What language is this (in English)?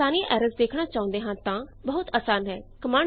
Punjabi